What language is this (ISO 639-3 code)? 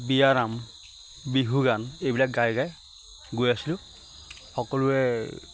asm